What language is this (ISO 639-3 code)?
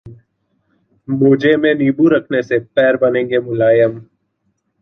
hin